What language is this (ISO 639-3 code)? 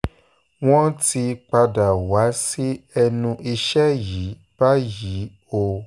yor